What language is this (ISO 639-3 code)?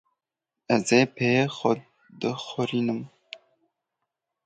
kur